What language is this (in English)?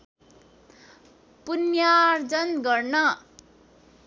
Nepali